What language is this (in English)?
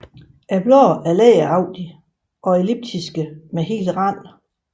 Danish